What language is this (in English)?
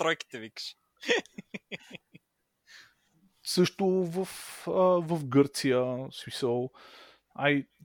Bulgarian